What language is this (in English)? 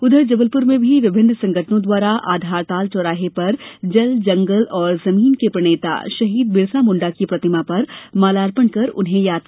Hindi